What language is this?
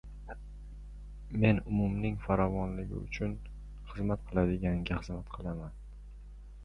Uzbek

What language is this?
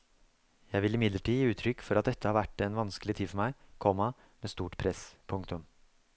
Norwegian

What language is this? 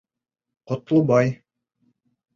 Bashkir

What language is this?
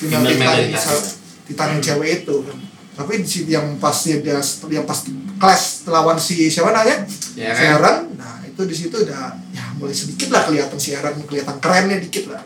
Indonesian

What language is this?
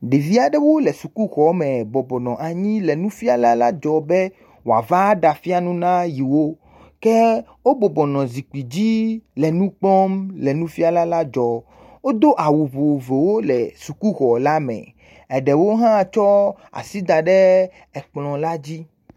Ewe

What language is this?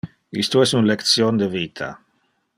Interlingua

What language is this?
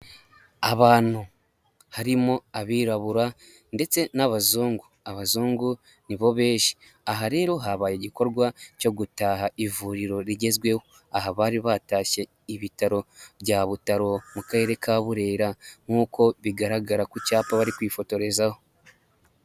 Kinyarwanda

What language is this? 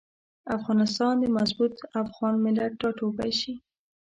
Pashto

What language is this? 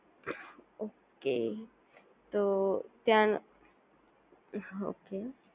Gujarati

